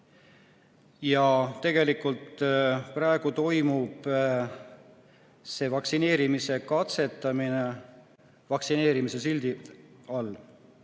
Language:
Estonian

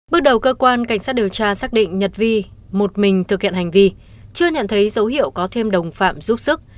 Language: Vietnamese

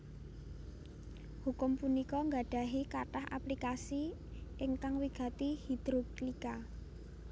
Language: Javanese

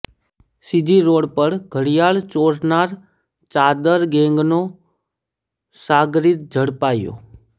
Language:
Gujarati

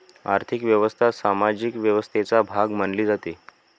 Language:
Marathi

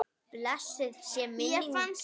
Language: Icelandic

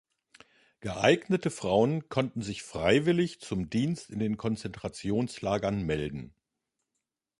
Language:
German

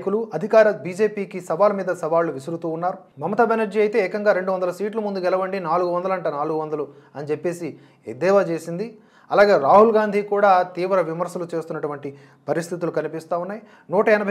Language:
Telugu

